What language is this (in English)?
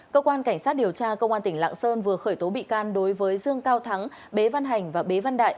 Vietnamese